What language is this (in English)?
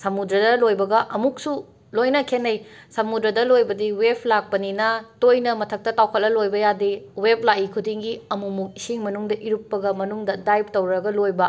Manipuri